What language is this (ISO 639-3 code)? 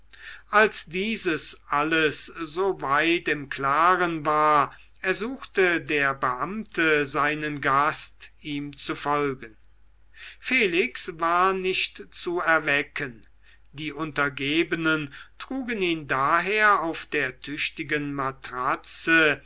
deu